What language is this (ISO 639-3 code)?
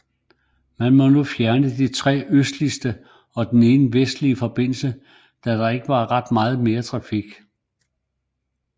dan